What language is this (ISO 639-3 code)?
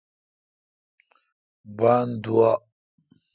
xka